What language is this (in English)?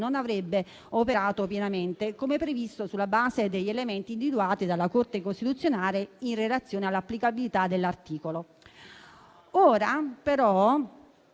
Italian